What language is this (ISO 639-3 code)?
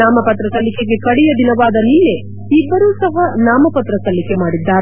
kan